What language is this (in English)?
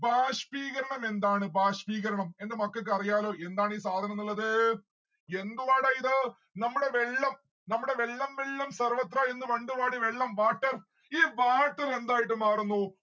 Malayalam